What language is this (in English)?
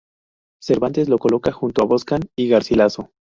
Spanish